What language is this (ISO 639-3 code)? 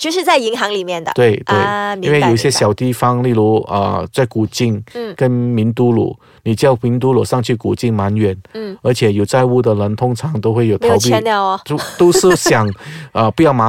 zho